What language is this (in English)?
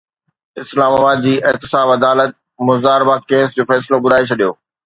Sindhi